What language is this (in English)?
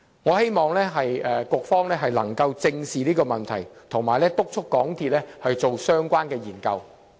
Cantonese